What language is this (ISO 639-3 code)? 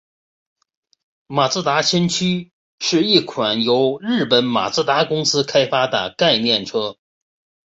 zho